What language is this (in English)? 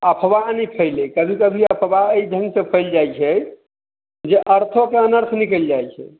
Maithili